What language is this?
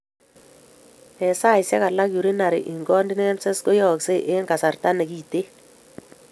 Kalenjin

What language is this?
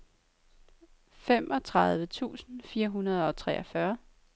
Danish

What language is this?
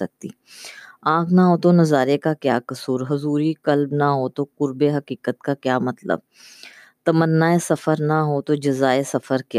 Urdu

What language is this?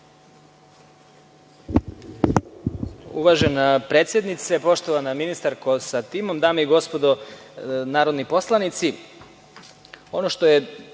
Serbian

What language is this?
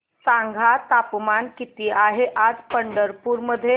Marathi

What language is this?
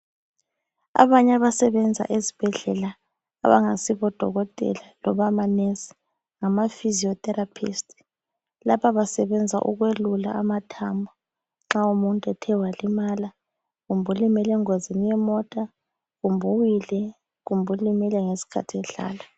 North Ndebele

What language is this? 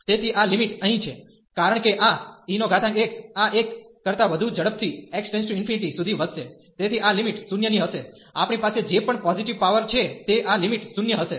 Gujarati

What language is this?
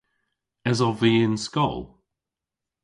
Cornish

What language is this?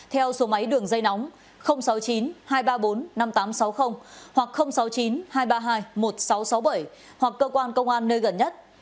Vietnamese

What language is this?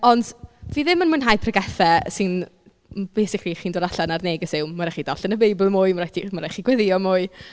Welsh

